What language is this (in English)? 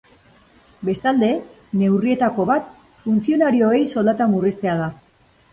Basque